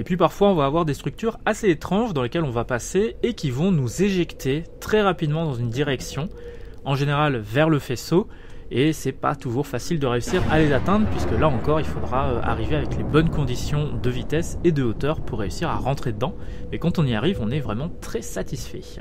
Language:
French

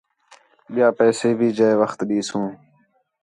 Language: Khetrani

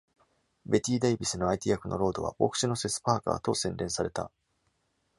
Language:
Japanese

